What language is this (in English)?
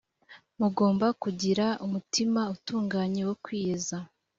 Kinyarwanda